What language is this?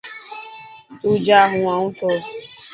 Dhatki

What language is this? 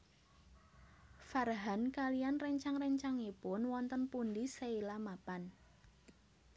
Javanese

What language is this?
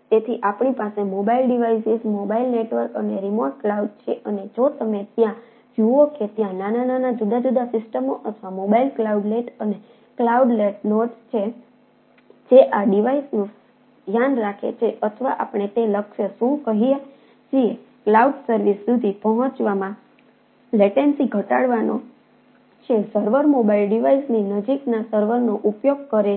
Gujarati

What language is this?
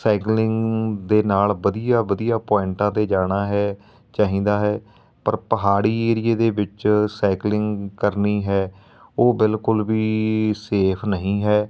Punjabi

